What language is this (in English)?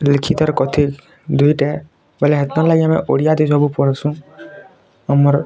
Odia